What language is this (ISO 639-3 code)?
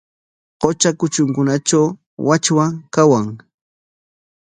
qwa